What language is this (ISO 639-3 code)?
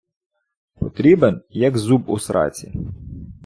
ukr